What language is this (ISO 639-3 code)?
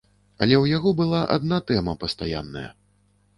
bel